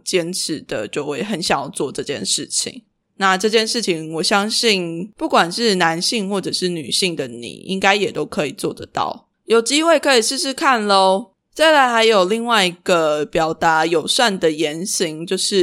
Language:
Chinese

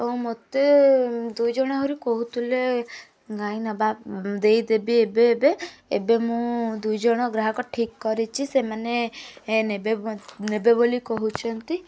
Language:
Odia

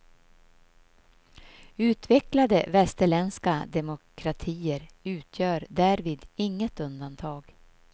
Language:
Swedish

